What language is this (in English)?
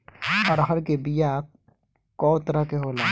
Bhojpuri